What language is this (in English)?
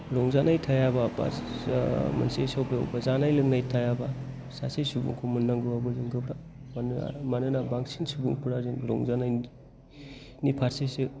Bodo